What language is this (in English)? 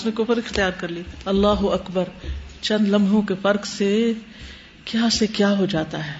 Urdu